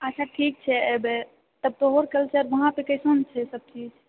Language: Maithili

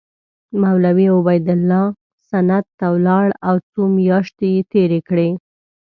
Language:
Pashto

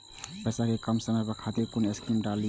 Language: Maithili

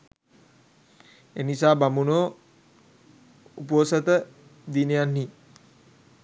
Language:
Sinhala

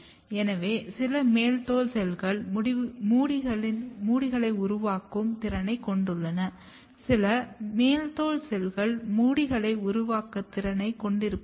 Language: Tamil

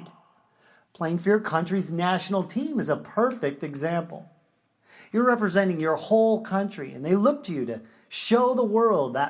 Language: English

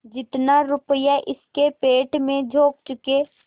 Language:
Hindi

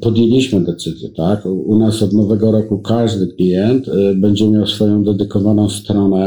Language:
Polish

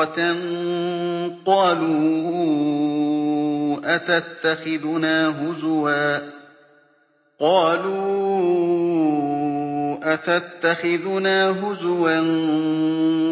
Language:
Arabic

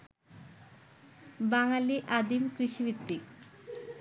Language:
Bangla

